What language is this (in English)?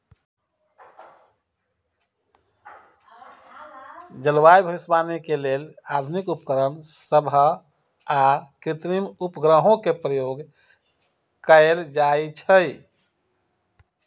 Magahi